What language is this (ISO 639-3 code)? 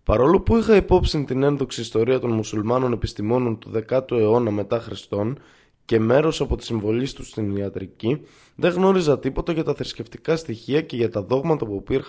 ell